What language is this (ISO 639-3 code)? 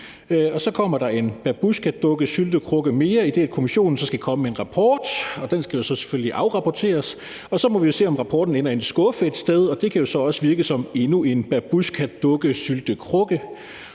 dan